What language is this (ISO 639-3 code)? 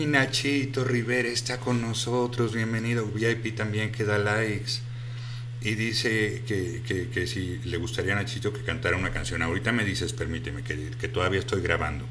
spa